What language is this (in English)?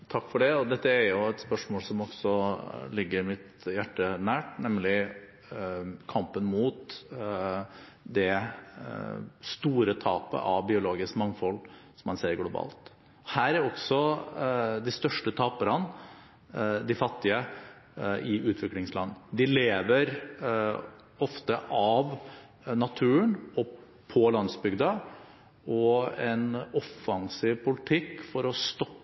Norwegian Bokmål